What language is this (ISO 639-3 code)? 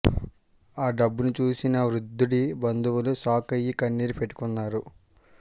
tel